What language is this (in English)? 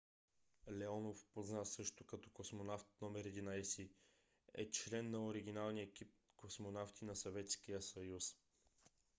Bulgarian